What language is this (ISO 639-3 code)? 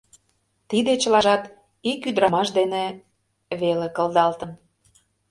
chm